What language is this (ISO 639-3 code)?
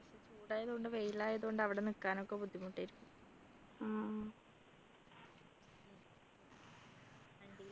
mal